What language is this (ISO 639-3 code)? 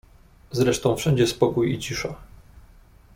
pol